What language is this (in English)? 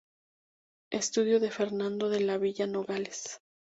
Spanish